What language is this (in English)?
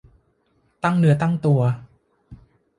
Thai